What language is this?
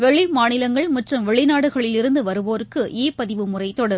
Tamil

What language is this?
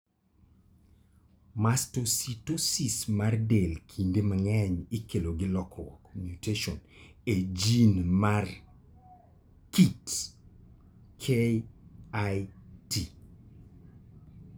Luo (Kenya and Tanzania)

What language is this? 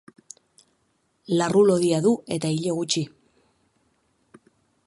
Basque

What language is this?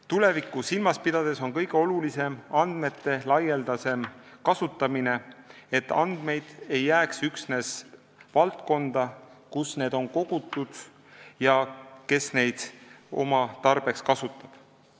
Estonian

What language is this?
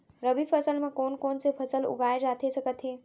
Chhattisgarhi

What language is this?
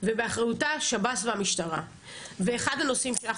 Hebrew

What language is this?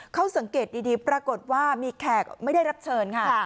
Thai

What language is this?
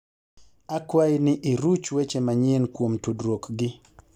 Luo (Kenya and Tanzania)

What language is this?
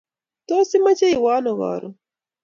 Kalenjin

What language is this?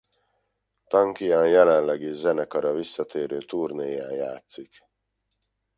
Hungarian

